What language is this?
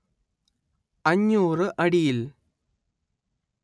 Malayalam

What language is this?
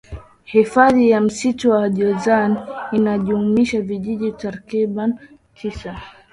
Swahili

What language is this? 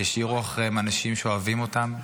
Hebrew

